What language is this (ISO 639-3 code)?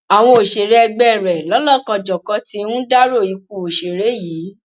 yor